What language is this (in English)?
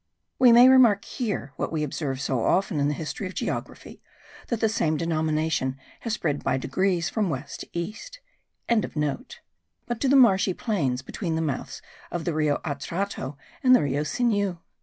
English